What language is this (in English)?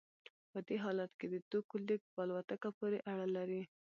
Pashto